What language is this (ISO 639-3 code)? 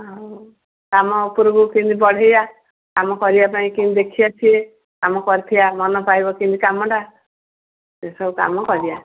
ori